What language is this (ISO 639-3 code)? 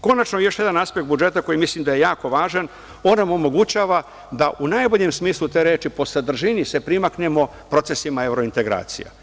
srp